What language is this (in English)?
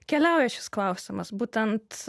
Lithuanian